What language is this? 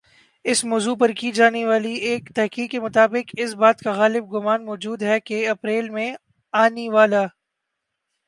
Urdu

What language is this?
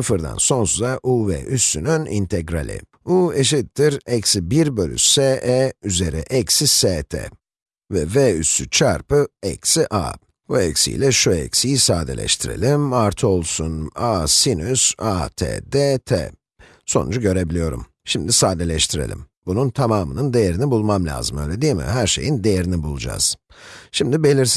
Turkish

